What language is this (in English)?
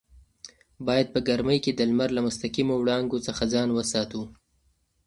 Pashto